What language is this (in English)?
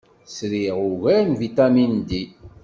Kabyle